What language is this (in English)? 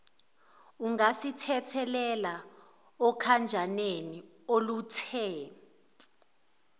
Zulu